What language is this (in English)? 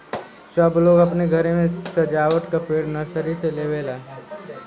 Bhojpuri